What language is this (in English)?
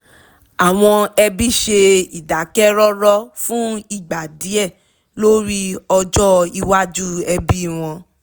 Yoruba